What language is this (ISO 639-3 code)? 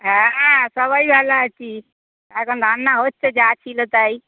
ben